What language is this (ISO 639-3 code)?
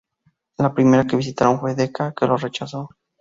spa